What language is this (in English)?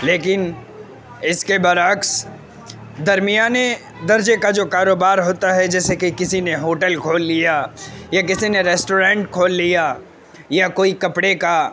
Urdu